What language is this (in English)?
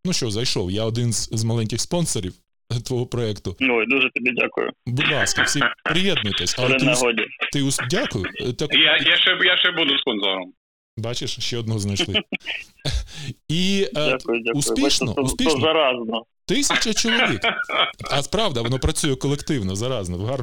Ukrainian